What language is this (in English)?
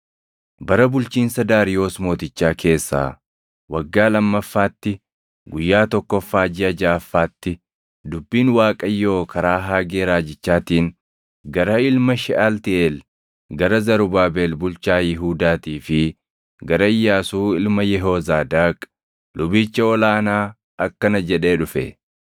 Oromo